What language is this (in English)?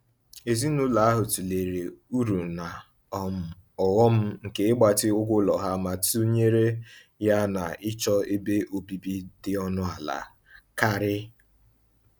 Igbo